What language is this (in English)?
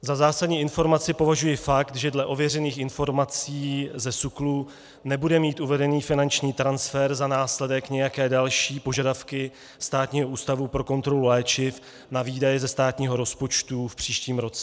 Czech